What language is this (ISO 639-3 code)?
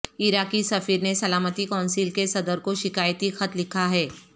urd